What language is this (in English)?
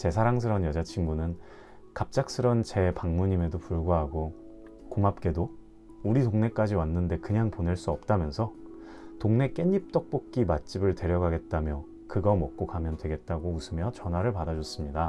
Korean